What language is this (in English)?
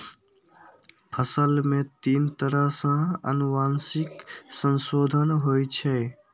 Maithili